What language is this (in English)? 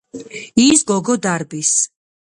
Georgian